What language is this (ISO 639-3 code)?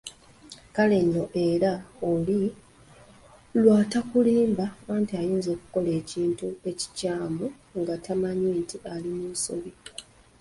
lug